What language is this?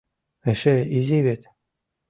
Mari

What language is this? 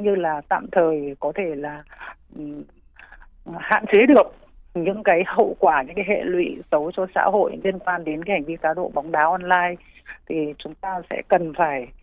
Vietnamese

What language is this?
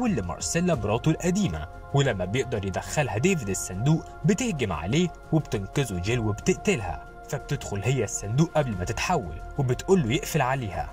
Arabic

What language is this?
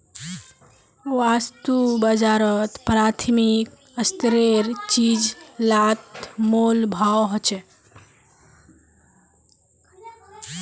Magahi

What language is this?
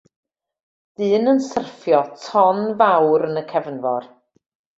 Welsh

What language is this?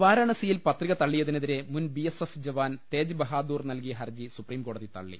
Malayalam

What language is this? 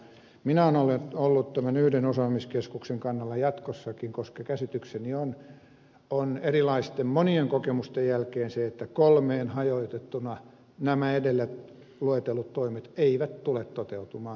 Finnish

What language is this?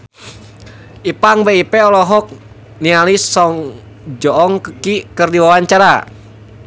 Sundanese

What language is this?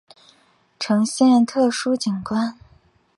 Chinese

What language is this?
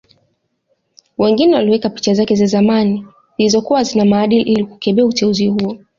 Swahili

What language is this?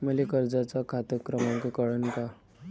Marathi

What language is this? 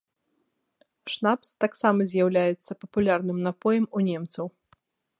Belarusian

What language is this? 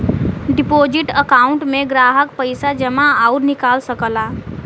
Bhojpuri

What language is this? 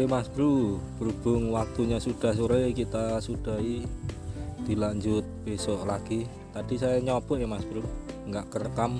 Indonesian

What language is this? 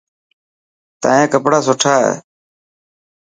Dhatki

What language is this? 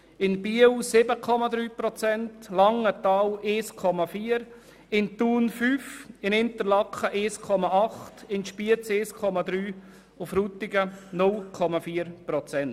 Swiss German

